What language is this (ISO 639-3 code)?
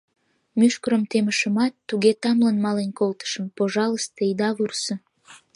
chm